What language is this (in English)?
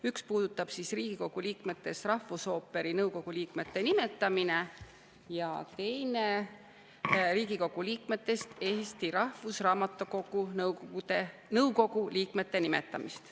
Estonian